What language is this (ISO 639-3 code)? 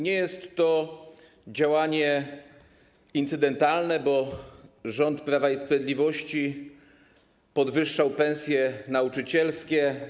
pol